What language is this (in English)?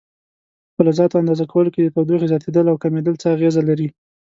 Pashto